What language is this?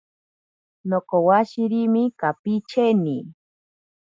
Ashéninka Perené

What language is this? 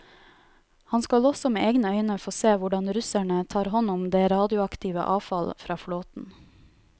Norwegian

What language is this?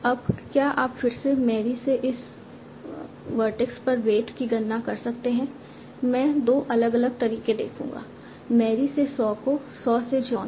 Hindi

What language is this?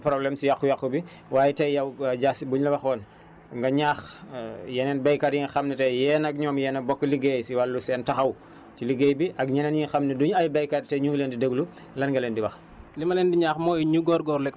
Wolof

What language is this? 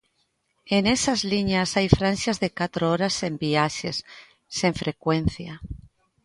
Galician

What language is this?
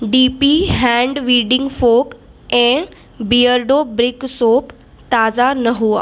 Sindhi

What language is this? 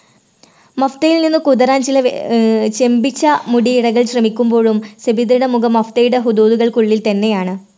Malayalam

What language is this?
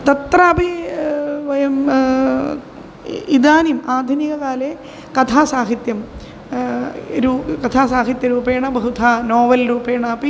Sanskrit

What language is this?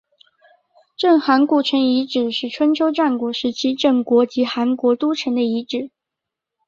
Chinese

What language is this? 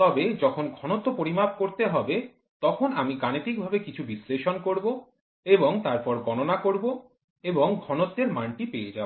Bangla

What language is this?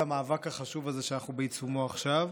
Hebrew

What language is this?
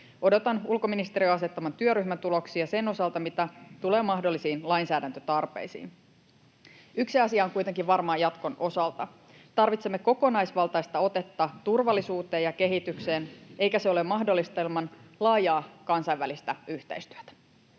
Finnish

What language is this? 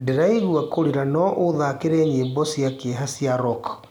Kikuyu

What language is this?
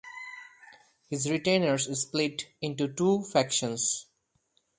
English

